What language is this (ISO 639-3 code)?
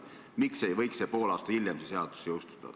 est